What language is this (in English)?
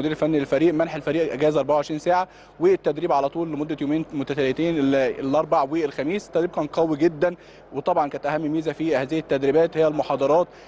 Arabic